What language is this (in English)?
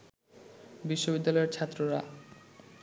Bangla